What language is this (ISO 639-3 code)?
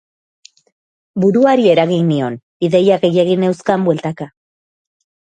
eus